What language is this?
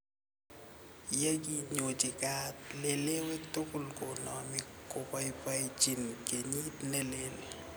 Kalenjin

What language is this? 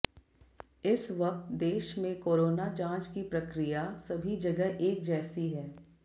Hindi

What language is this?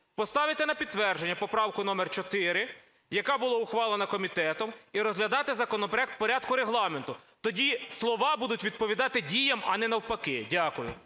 Ukrainian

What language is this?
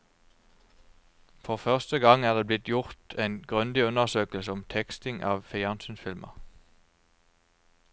Norwegian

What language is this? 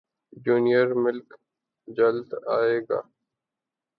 Urdu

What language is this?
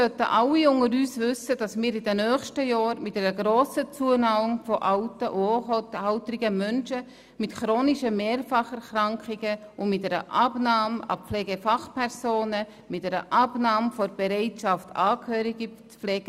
Swiss German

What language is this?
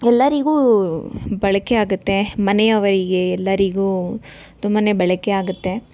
Kannada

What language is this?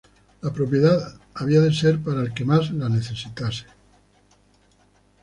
Spanish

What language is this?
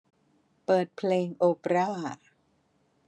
Thai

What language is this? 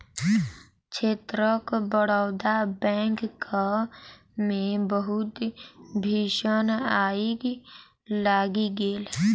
Maithili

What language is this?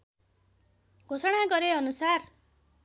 Nepali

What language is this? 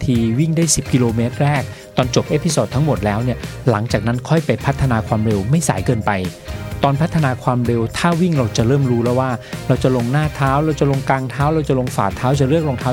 Thai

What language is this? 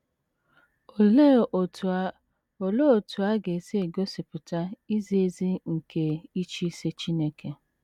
Igbo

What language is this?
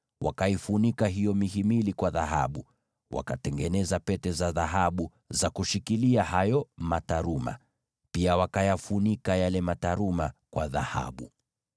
Swahili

